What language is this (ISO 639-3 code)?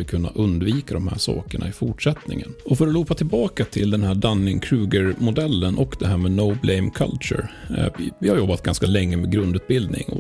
swe